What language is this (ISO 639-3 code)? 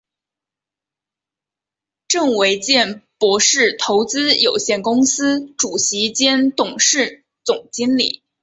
zho